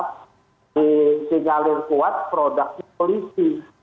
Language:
Indonesian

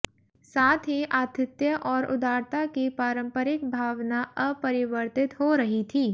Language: Hindi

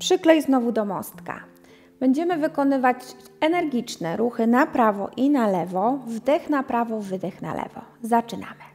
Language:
Polish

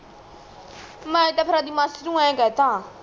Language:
Punjabi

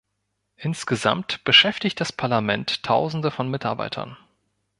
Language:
German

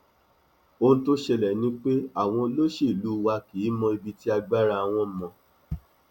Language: Yoruba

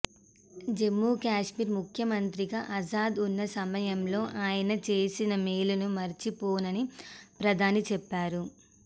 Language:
Telugu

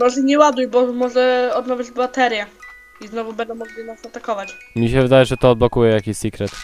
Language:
Polish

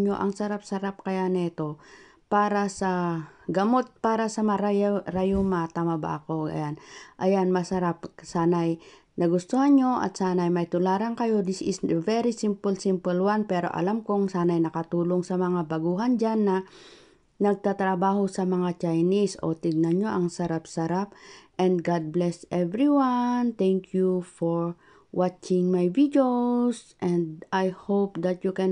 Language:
Filipino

